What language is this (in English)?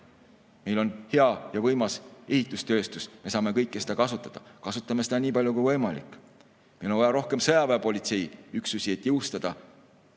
Estonian